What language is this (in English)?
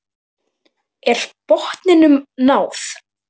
Icelandic